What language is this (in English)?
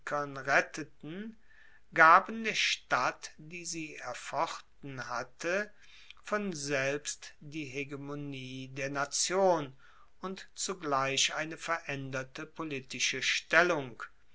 German